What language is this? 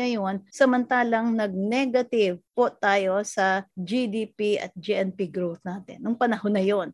Filipino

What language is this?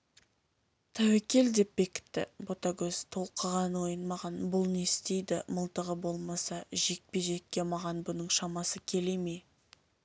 Kazakh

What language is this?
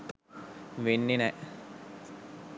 Sinhala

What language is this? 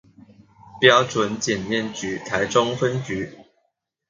Chinese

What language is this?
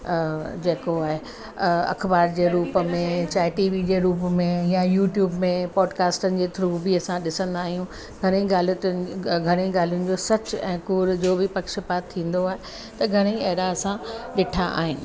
Sindhi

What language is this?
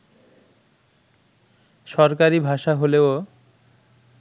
Bangla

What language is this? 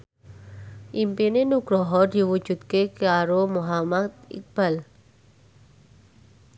Javanese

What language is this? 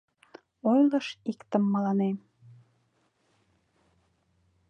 Mari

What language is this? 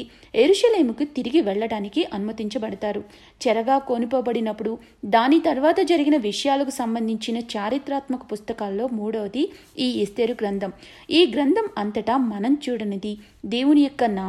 Telugu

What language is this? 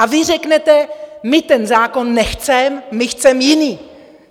Czech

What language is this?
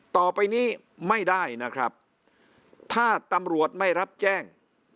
Thai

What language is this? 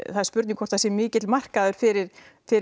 Icelandic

